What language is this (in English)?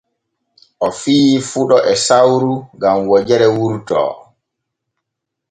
Borgu Fulfulde